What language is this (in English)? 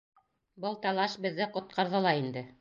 Bashkir